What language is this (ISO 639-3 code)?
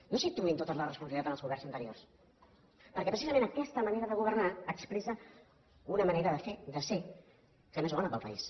cat